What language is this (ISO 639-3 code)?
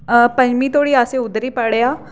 doi